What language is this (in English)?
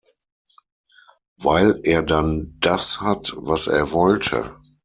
German